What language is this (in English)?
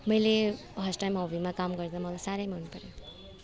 Nepali